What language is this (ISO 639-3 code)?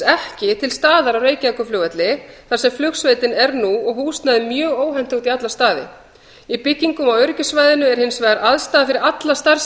isl